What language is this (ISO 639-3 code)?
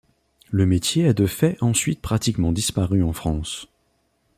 fra